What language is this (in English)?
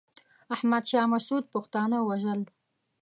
Pashto